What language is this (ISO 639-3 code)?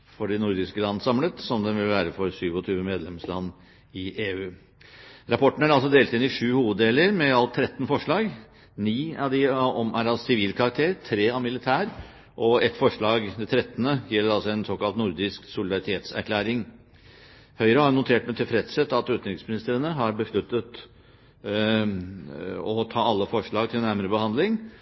nob